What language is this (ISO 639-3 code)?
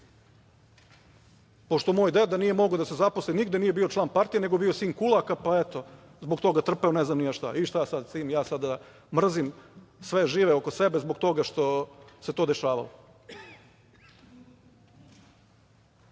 srp